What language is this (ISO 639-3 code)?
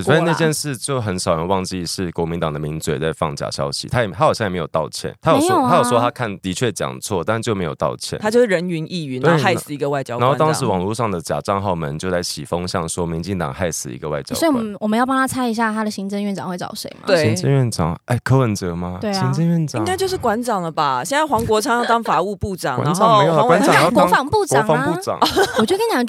zho